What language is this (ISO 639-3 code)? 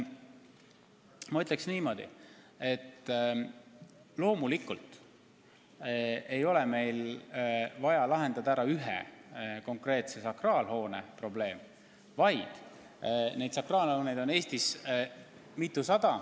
est